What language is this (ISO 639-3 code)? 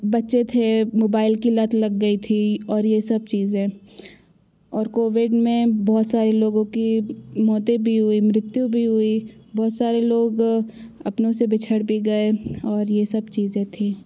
hin